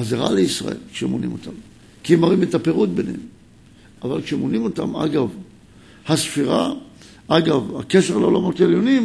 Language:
Hebrew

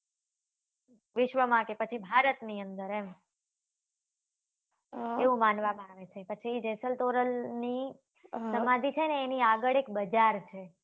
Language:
Gujarati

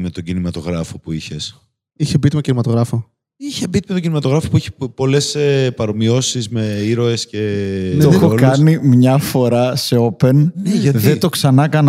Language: Greek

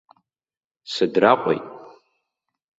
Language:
Abkhazian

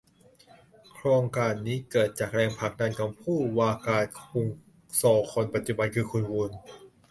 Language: Thai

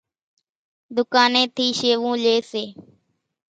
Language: Kachi Koli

